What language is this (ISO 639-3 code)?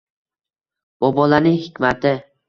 uzb